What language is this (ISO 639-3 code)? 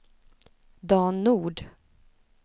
swe